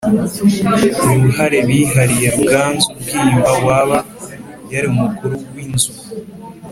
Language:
Kinyarwanda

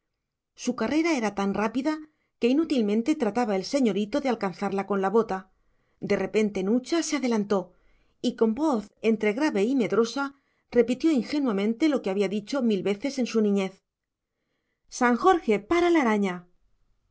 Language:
Spanish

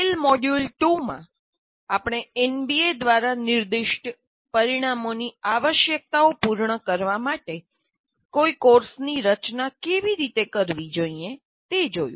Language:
Gujarati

